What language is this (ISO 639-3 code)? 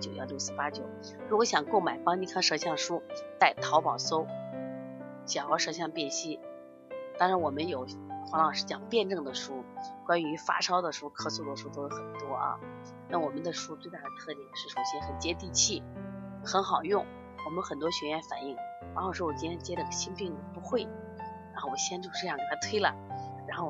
zho